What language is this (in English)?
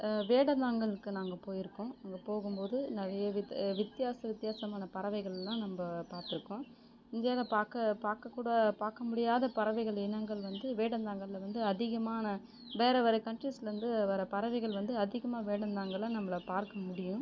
Tamil